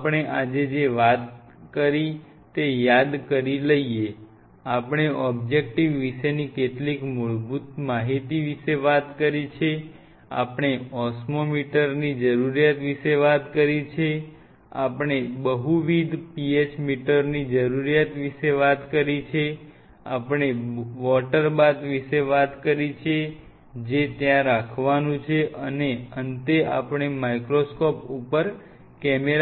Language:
Gujarati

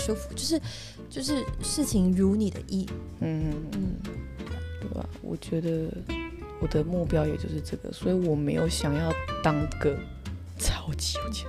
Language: Chinese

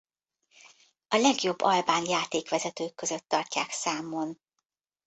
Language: Hungarian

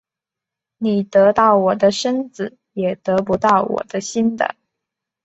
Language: Chinese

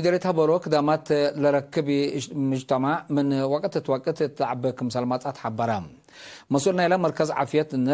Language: Arabic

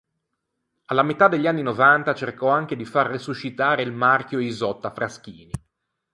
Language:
Italian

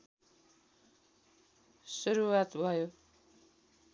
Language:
Nepali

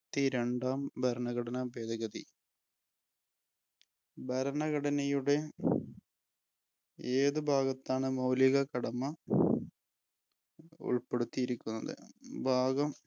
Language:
Malayalam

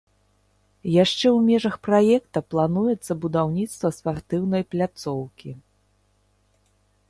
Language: Belarusian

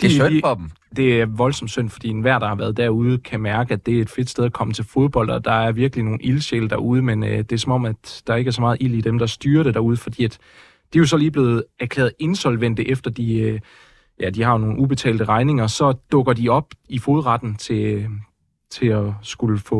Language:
Danish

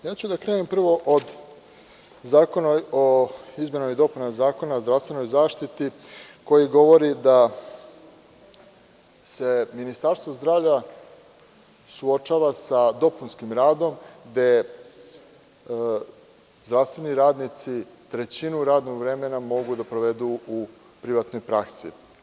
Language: Serbian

